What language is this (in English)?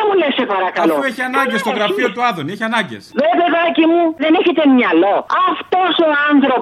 Greek